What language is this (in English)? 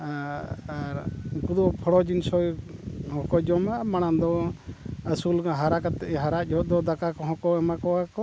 Santali